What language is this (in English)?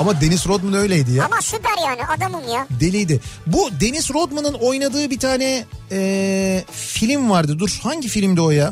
Turkish